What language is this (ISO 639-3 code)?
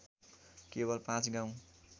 nep